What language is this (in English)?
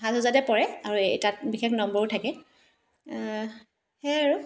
Assamese